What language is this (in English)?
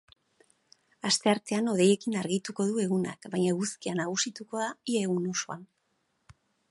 Basque